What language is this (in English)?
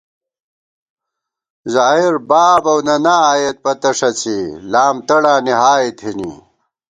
Gawar-Bati